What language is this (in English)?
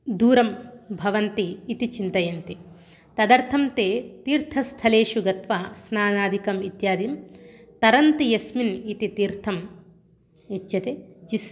Sanskrit